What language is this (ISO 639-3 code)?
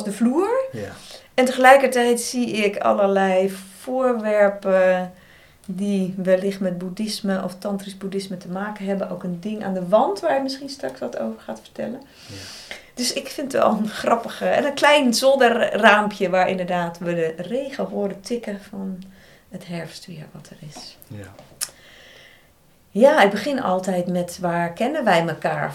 nld